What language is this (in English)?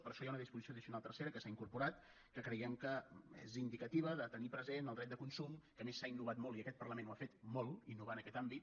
Catalan